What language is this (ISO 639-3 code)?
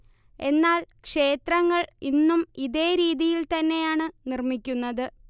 mal